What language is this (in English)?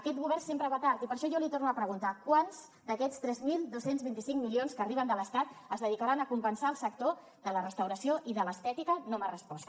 Catalan